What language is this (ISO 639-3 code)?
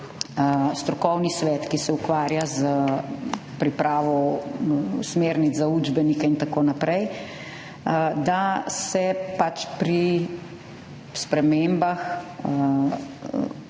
slv